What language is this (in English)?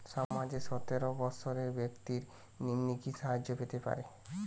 Bangla